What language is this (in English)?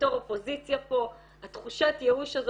Hebrew